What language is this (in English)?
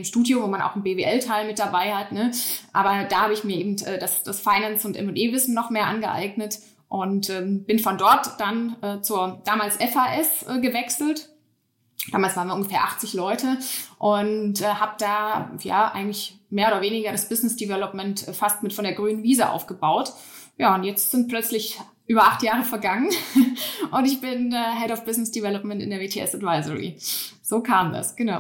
German